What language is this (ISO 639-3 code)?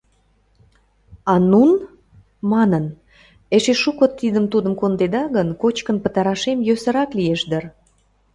chm